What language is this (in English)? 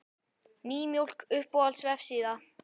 Icelandic